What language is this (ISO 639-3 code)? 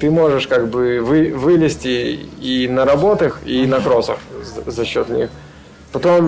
rus